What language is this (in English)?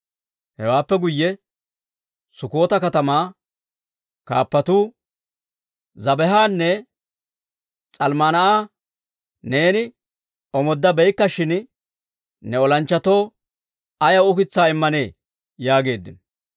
Dawro